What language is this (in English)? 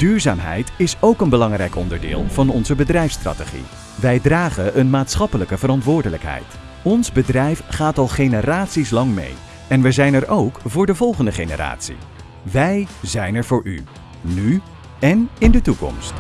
Dutch